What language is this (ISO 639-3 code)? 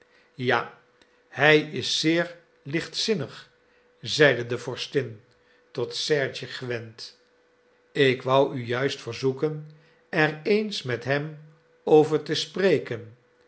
nld